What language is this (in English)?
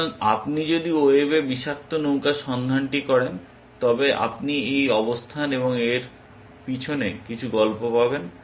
Bangla